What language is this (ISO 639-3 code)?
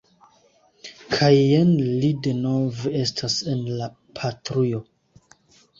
epo